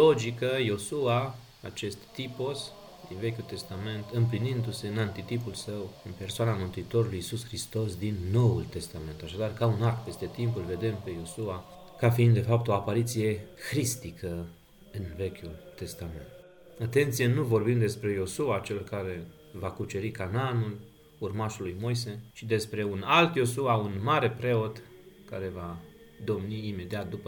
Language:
Romanian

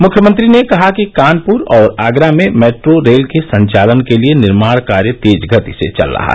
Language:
Hindi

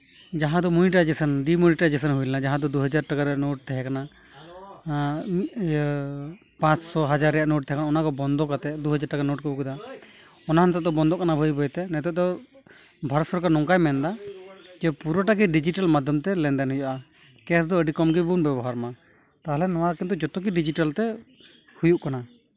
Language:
Santali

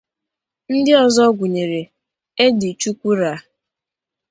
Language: Igbo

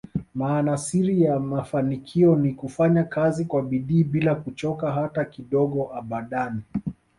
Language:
Swahili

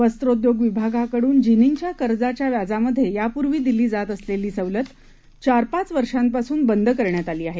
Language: Marathi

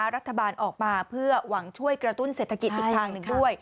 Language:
Thai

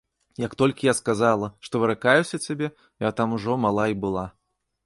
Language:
Belarusian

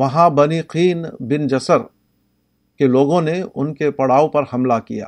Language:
Urdu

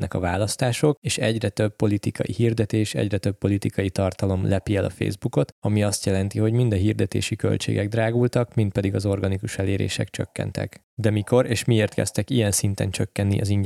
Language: Hungarian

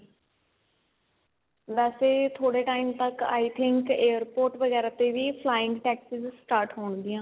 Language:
Punjabi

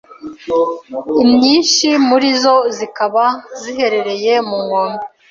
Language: Kinyarwanda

